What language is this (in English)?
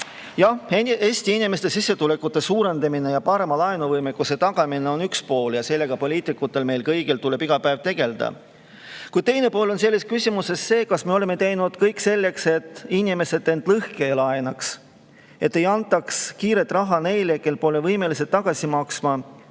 Estonian